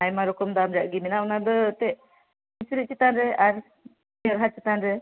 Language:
Santali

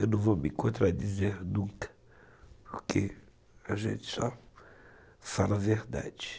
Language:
Portuguese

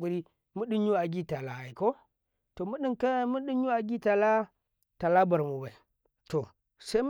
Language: Karekare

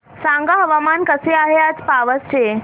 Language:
Marathi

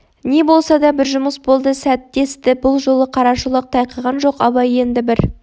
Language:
Kazakh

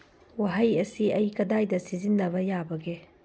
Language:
Manipuri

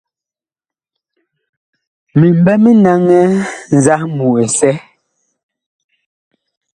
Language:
Bakoko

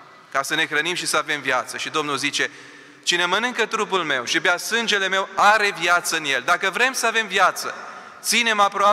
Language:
Romanian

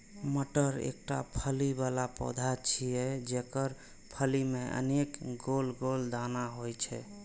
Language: Maithili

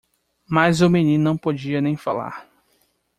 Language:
Portuguese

